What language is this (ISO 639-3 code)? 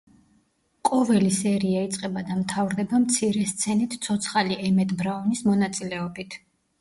kat